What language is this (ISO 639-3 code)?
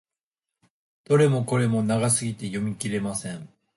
jpn